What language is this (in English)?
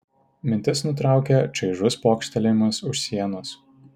Lithuanian